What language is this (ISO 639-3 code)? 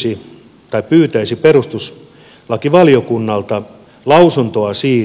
fin